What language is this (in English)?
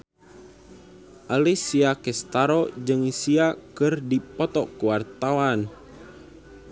Sundanese